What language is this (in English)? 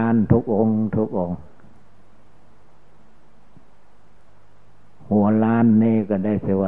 Thai